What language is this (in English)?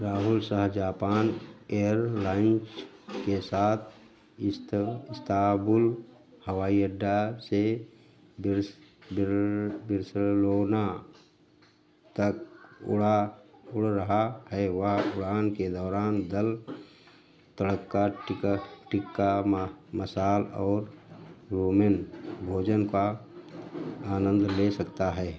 Hindi